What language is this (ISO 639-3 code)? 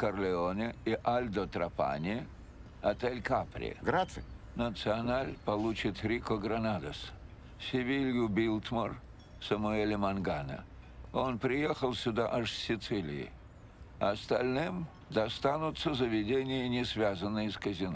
rus